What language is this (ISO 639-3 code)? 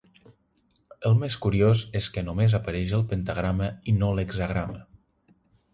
cat